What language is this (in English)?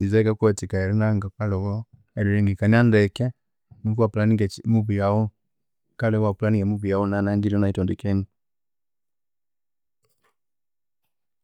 Konzo